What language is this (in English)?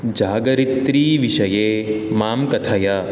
Sanskrit